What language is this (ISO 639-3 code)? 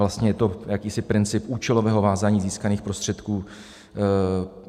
ces